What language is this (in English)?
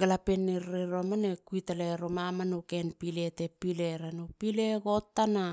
Halia